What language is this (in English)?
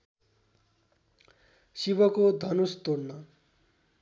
Nepali